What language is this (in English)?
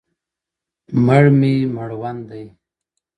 Pashto